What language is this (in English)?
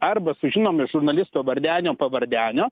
Lithuanian